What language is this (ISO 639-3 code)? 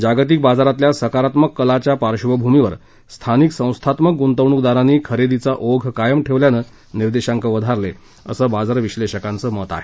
mar